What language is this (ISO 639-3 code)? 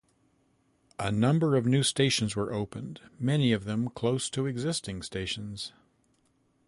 eng